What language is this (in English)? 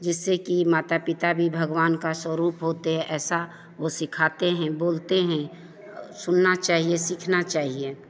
Hindi